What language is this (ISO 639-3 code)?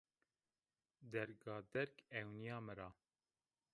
zza